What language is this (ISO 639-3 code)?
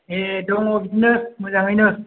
brx